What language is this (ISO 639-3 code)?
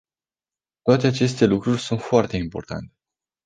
ron